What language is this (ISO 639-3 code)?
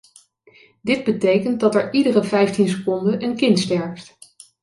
nld